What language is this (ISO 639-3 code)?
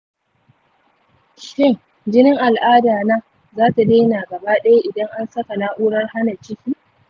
hau